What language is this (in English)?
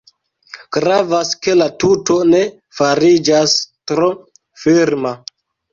Esperanto